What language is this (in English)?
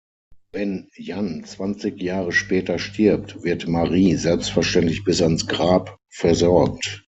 German